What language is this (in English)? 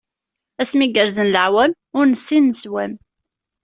Kabyle